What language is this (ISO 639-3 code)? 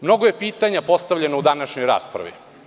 srp